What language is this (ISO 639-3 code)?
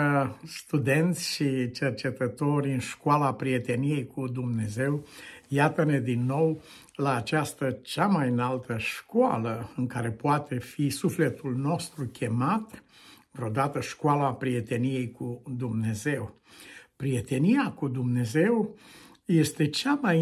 ron